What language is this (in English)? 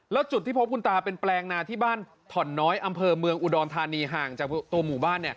Thai